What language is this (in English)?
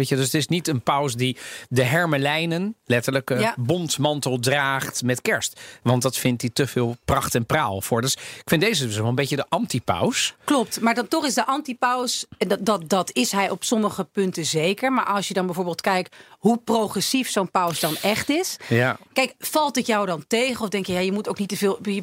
Dutch